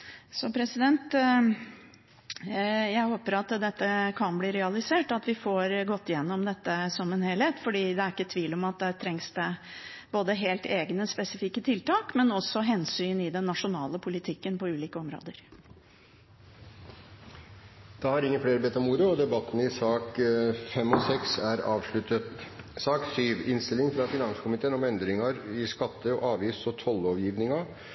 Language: Norwegian Bokmål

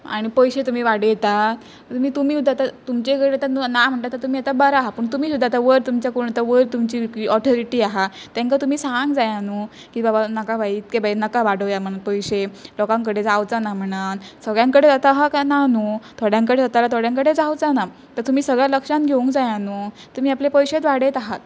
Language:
Konkani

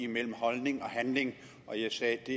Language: Danish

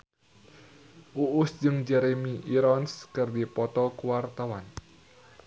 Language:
Sundanese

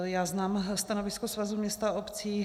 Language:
Czech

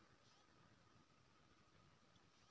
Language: Maithili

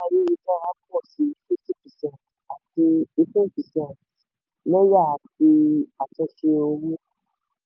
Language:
Yoruba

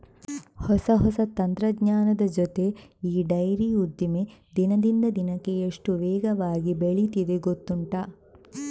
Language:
Kannada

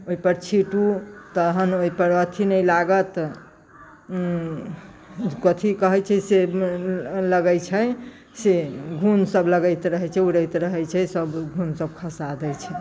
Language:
Maithili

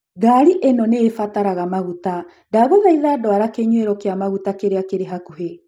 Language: Kikuyu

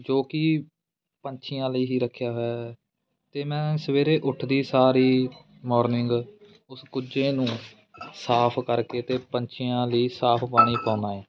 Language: Punjabi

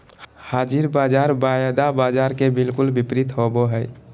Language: Magahi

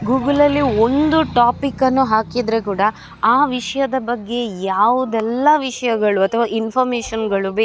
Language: Kannada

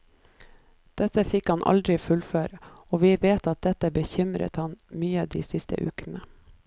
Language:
Norwegian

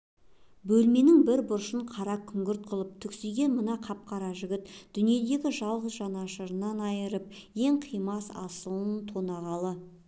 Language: Kazakh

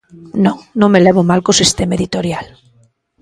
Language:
Galician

